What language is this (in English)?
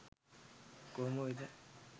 Sinhala